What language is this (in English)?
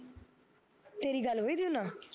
Punjabi